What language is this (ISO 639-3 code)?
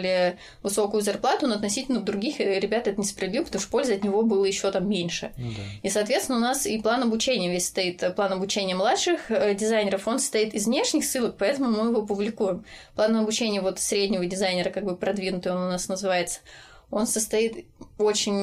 rus